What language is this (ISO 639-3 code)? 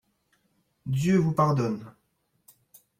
fra